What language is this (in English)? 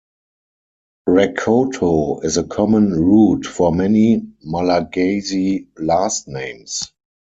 English